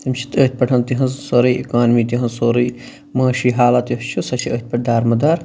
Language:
Kashmiri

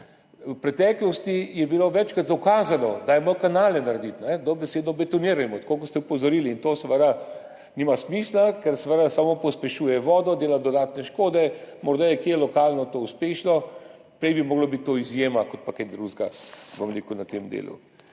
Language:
Slovenian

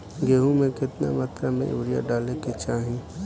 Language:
Bhojpuri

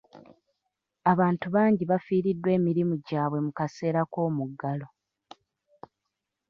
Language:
Ganda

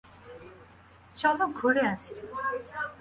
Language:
Bangla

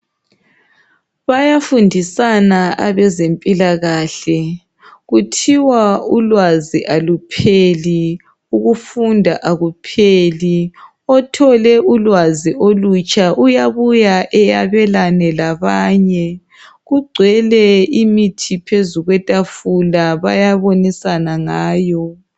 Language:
North Ndebele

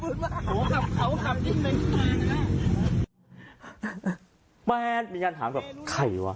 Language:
Thai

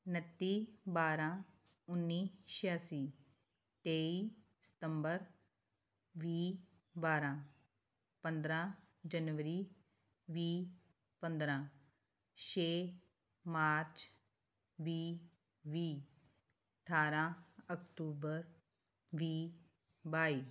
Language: Punjabi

